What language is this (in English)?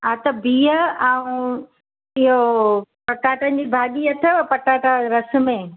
Sindhi